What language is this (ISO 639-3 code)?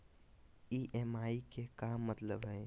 mag